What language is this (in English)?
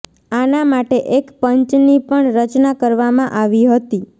Gujarati